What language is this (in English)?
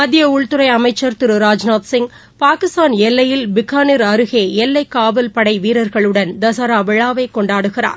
Tamil